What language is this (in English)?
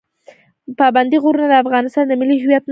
Pashto